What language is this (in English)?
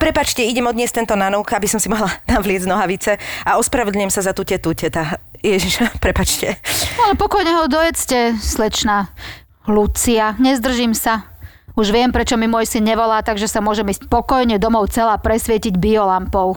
Slovak